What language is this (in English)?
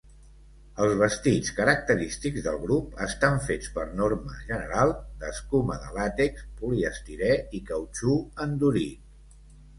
Catalan